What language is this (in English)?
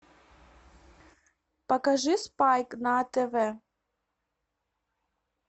Russian